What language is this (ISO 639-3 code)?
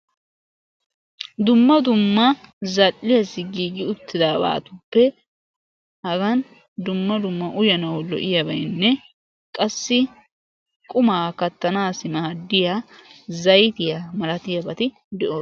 wal